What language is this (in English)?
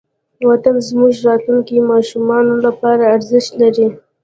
Pashto